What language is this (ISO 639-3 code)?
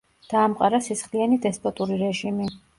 kat